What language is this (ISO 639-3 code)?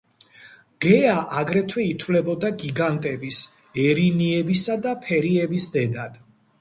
kat